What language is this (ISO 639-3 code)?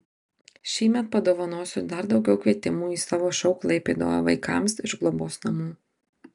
lit